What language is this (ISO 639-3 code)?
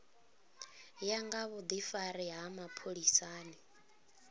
ven